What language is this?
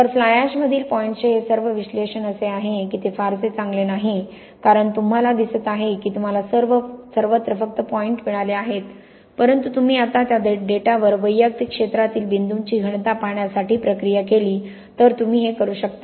Marathi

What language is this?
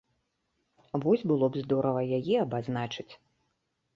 Belarusian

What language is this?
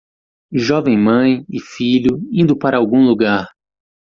Portuguese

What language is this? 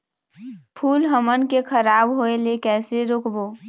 Chhattisgarhi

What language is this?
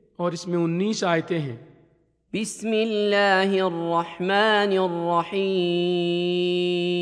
Urdu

